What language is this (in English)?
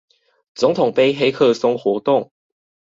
Chinese